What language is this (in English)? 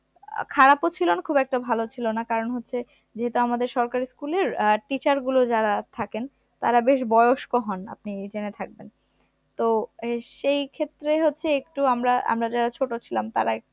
Bangla